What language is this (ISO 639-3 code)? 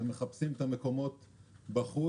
heb